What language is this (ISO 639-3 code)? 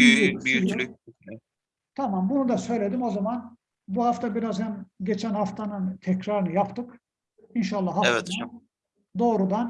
tur